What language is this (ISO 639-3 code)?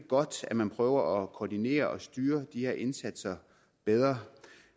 dan